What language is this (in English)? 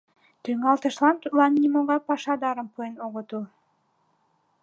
Mari